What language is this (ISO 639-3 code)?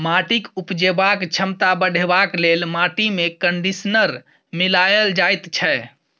mai